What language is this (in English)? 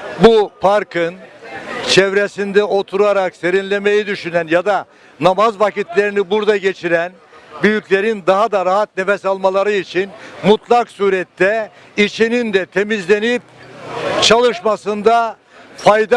Turkish